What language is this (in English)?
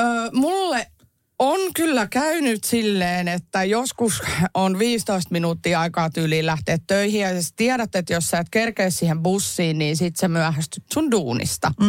Finnish